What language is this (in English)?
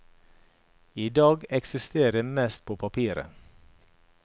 Norwegian